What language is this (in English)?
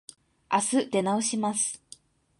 Japanese